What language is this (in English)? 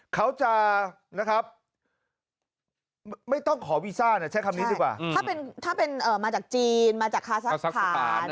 Thai